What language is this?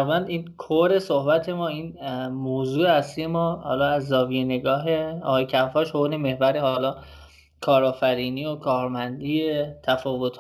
Persian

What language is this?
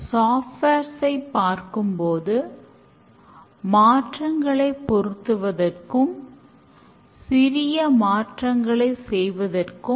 Tamil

